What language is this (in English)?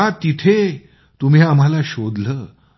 Marathi